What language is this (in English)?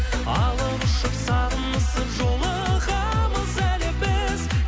Kazakh